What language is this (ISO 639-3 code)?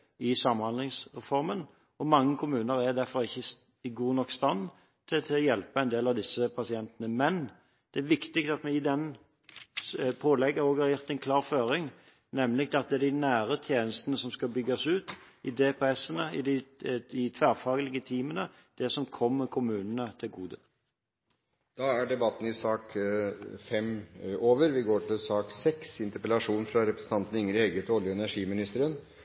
nor